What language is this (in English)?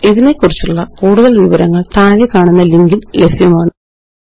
Malayalam